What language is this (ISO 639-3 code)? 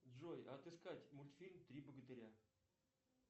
rus